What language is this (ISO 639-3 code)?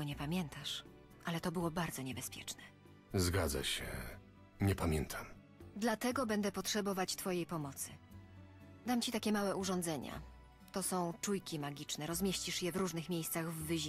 pol